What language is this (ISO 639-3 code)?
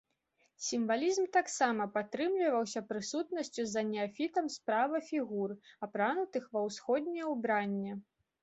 bel